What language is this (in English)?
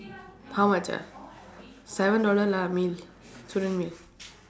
English